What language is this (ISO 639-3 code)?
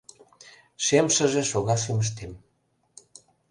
chm